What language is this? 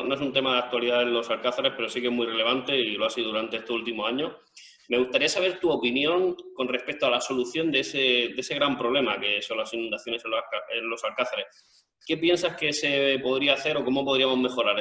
Spanish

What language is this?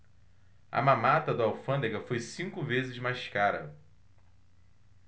Portuguese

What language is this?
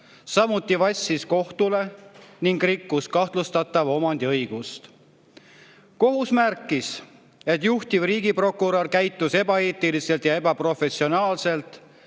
Estonian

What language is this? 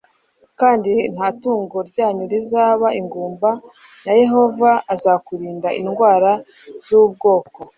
Kinyarwanda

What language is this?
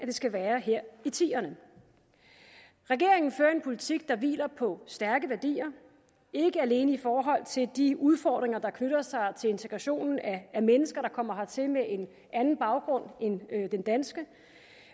Danish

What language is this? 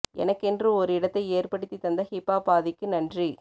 Tamil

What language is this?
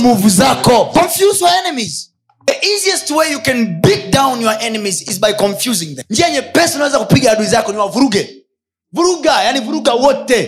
Swahili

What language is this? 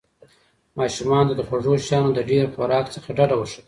Pashto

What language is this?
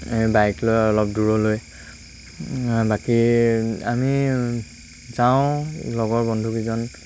Assamese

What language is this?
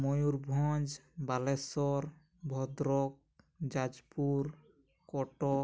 Odia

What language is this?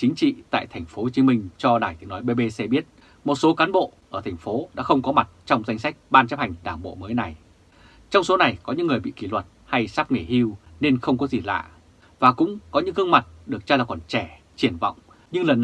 Vietnamese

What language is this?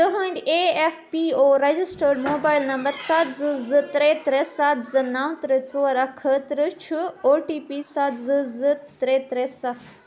Kashmiri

